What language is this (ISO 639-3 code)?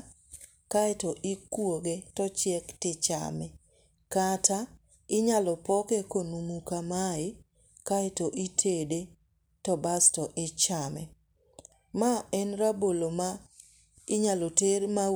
luo